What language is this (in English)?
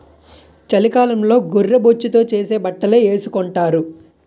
Telugu